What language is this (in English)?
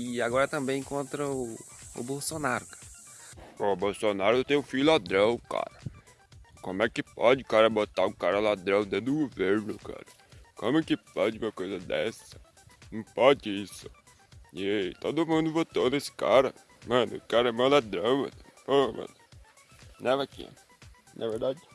Portuguese